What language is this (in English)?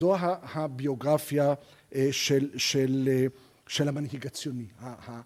Hebrew